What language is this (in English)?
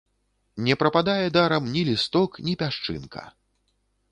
Belarusian